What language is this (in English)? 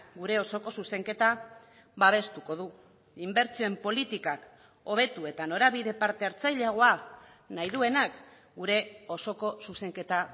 Basque